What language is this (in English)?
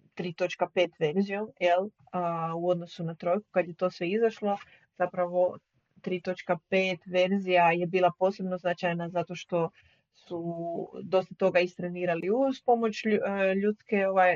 Croatian